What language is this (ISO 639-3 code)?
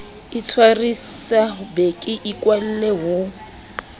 sot